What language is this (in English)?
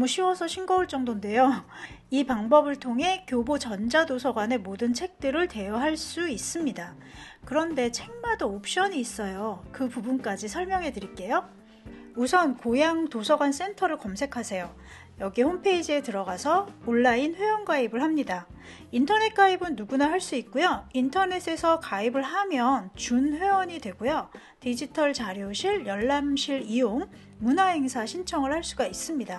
Korean